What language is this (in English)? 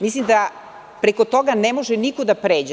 Serbian